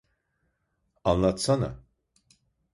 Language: Turkish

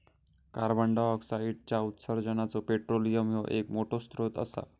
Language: Marathi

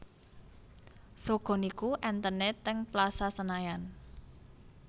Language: Javanese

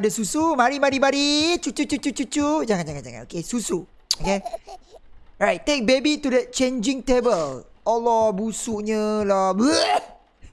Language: Malay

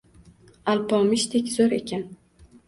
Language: Uzbek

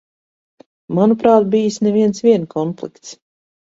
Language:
Latvian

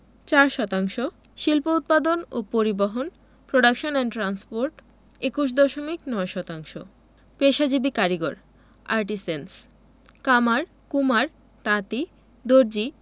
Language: Bangla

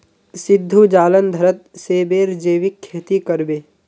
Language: Magahi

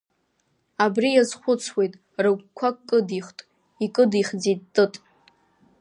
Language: Abkhazian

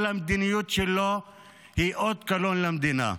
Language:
Hebrew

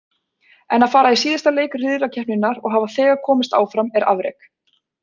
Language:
Icelandic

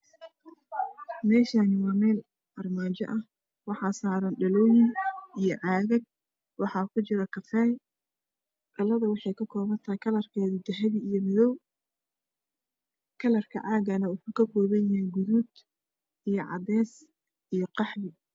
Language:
Somali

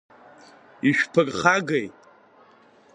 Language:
Abkhazian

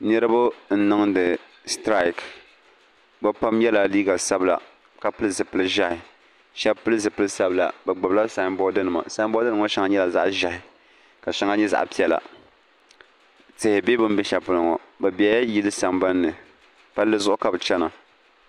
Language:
Dagbani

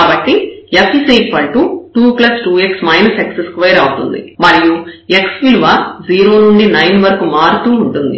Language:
Telugu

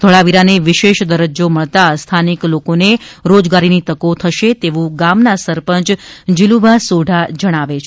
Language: Gujarati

